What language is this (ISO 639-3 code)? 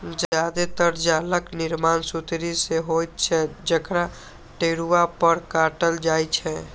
mai